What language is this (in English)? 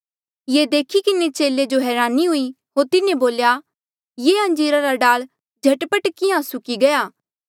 Mandeali